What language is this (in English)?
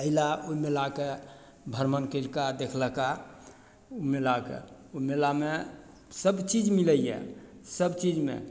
Maithili